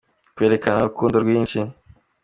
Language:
Kinyarwanda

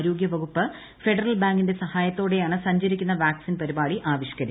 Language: Malayalam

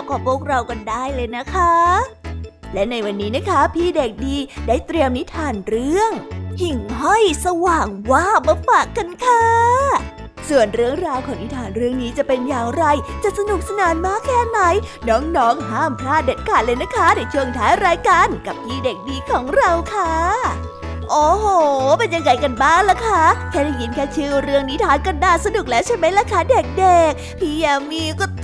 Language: Thai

